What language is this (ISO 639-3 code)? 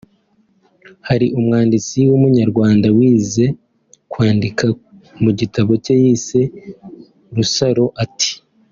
kin